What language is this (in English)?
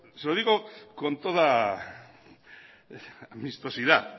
Spanish